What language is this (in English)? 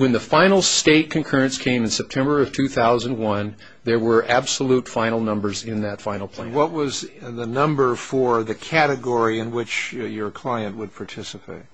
English